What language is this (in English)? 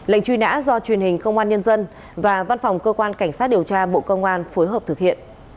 Vietnamese